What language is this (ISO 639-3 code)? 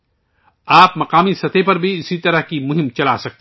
urd